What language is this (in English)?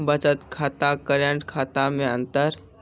Maithili